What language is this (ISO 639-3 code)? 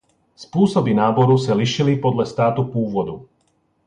ces